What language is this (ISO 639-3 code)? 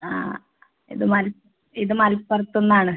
mal